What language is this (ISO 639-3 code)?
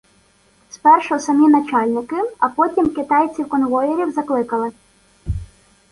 ukr